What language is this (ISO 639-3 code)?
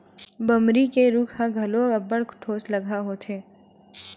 hne